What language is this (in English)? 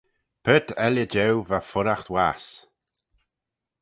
Manx